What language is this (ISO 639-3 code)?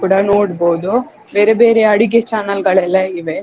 kan